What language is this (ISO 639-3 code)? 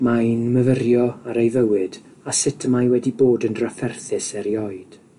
cym